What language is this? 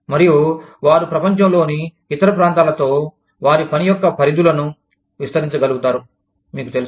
Telugu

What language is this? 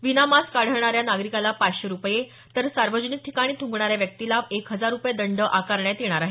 Marathi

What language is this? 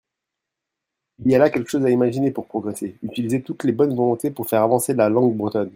French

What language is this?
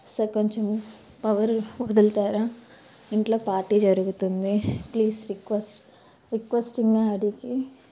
Telugu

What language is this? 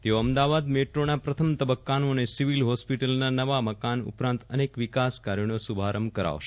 Gujarati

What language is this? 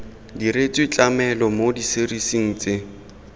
Tswana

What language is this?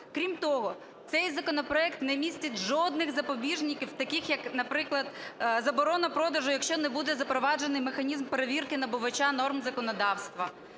Ukrainian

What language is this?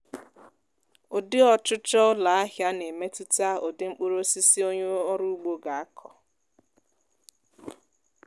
Igbo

